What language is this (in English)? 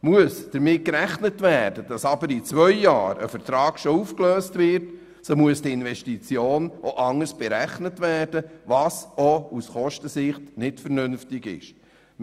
Swiss German